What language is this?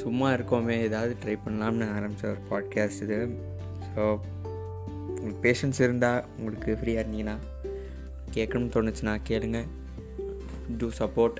Tamil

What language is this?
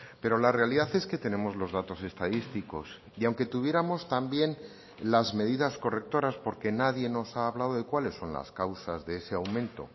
Spanish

